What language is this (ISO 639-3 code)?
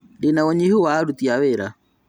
kik